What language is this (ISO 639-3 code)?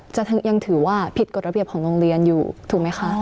tha